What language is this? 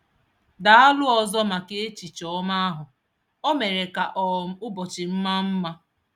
Igbo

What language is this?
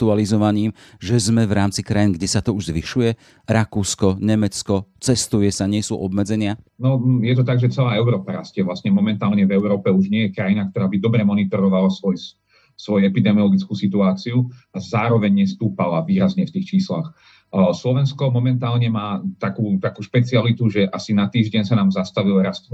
Slovak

